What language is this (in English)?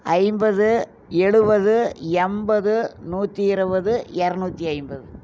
Tamil